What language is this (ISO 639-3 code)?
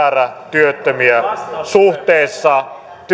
fin